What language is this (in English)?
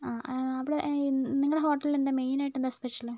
Malayalam